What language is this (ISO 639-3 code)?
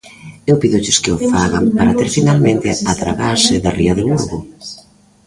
glg